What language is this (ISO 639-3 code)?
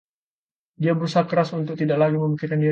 ind